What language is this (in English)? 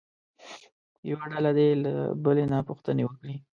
Pashto